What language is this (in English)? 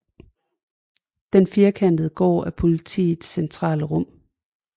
Danish